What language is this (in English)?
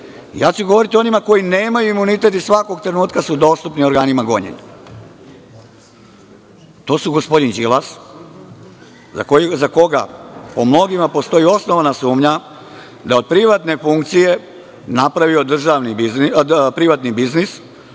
Serbian